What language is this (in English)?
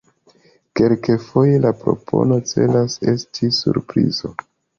Esperanto